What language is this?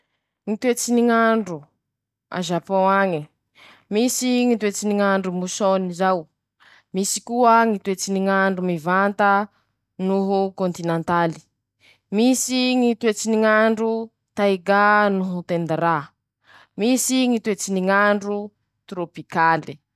Masikoro Malagasy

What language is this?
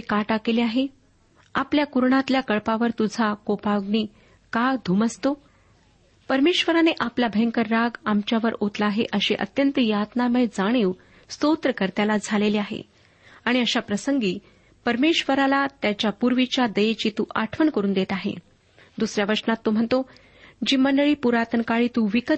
Marathi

